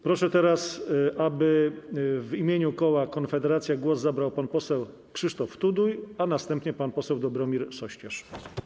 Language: Polish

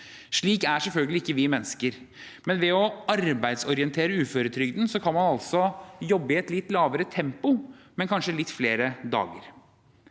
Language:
Norwegian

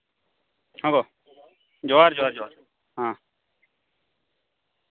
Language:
Santali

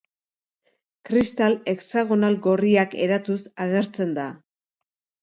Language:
Basque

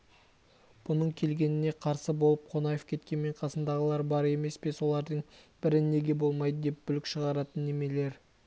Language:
Kazakh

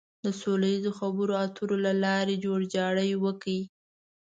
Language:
Pashto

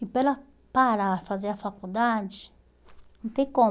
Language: Portuguese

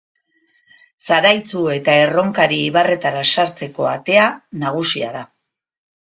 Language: Basque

